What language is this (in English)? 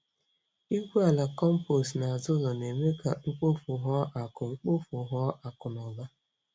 Igbo